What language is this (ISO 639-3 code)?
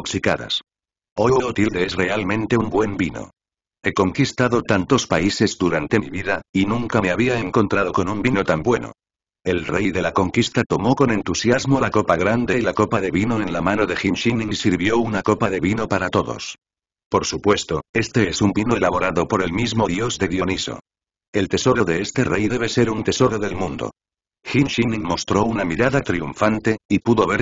spa